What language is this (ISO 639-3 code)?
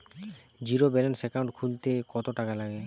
ben